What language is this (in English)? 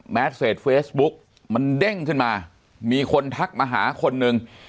Thai